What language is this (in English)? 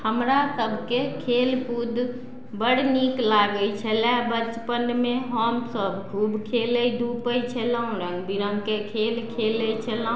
Maithili